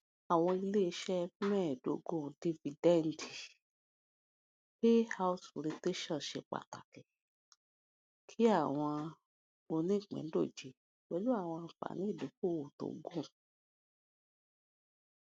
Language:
Yoruba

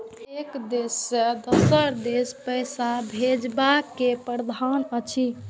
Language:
Maithili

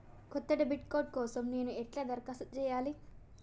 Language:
Telugu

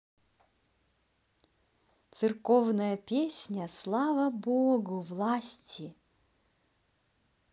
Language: Russian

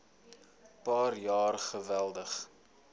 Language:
Afrikaans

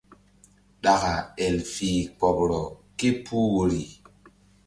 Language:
Mbum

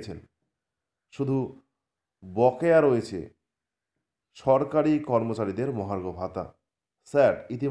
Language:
Dutch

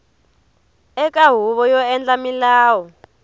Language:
Tsonga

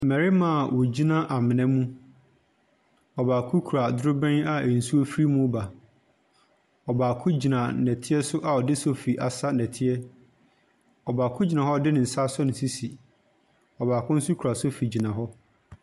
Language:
Akan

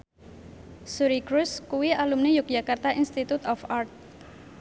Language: Javanese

